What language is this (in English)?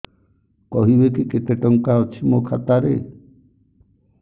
Odia